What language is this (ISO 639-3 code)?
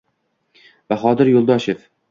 uzb